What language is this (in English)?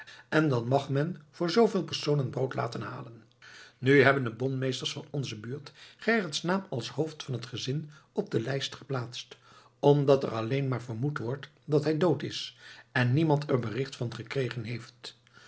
Dutch